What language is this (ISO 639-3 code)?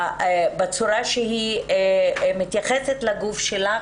heb